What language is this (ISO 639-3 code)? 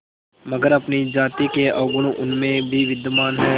hin